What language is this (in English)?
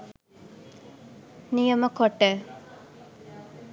Sinhala